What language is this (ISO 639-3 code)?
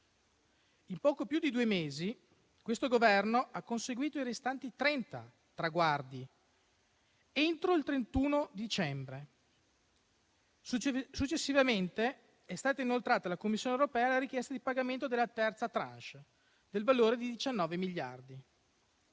ita